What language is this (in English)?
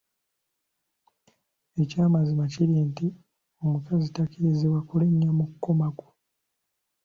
Ganda